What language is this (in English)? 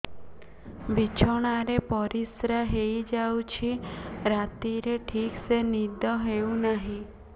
Odia